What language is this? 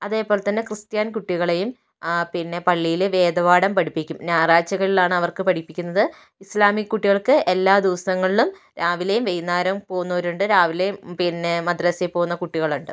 Malayalam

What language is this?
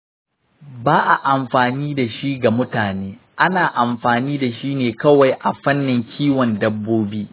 Hausa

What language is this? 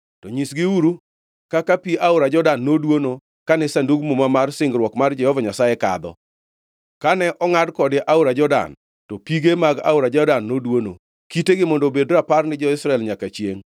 Luo (Kenya and Tanzania)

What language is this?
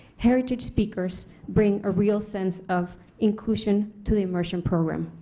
English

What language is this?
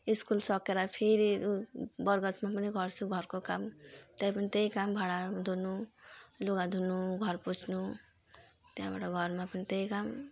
Nepali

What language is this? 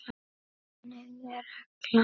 Icelandic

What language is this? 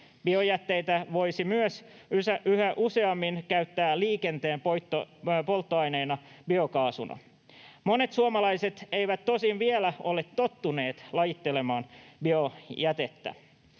Finnish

